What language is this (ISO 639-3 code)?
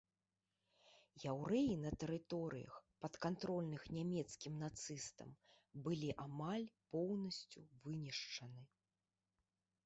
bel